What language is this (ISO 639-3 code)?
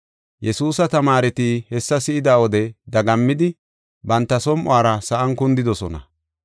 gof